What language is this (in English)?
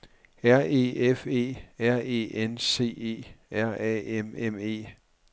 Danish